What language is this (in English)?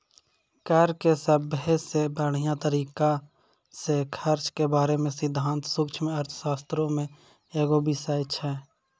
Maithili